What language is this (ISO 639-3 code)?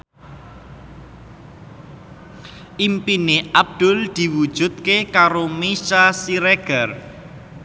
jav